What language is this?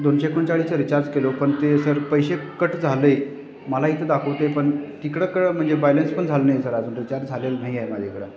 Marathi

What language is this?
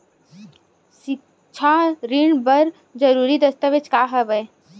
Chhattisgarhi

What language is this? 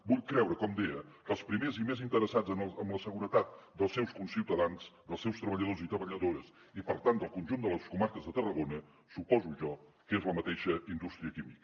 Catalan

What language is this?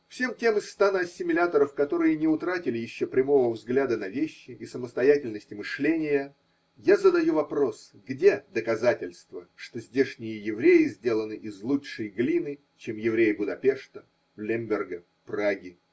Russian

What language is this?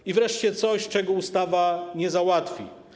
Polish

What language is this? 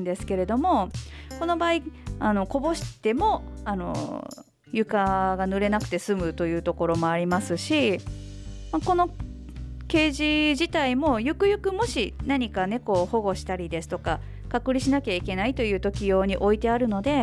Japanese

